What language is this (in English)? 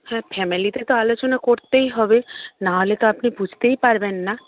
Bangla